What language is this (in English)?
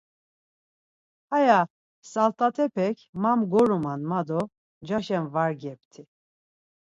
Laz